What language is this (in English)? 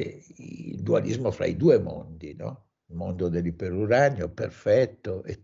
Italian